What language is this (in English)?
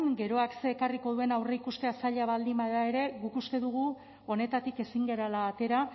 Basque